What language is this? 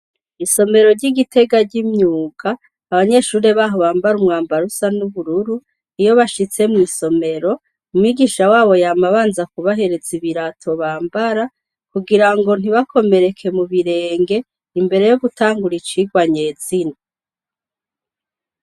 Rundi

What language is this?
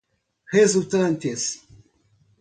Portuguese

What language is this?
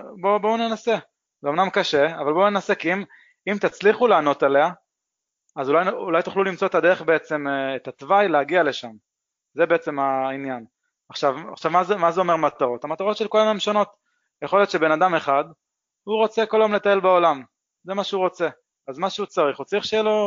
Hebrew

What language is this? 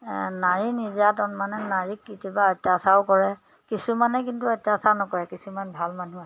Assamese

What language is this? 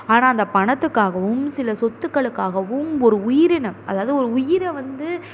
Tamil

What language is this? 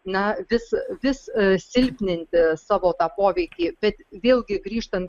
Lithuanian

